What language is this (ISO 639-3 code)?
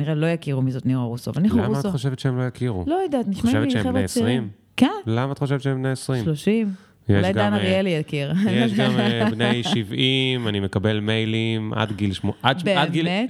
heb